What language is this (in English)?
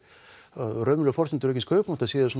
Icelandic